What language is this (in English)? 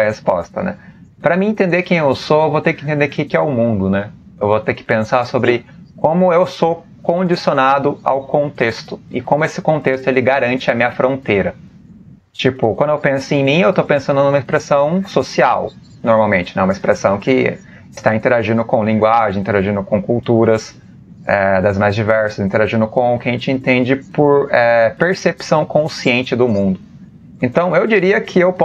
Portuguese